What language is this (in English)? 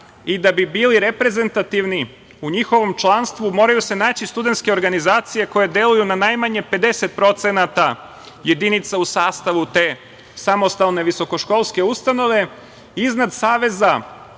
Serbian